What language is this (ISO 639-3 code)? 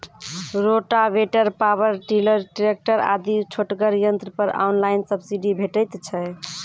mai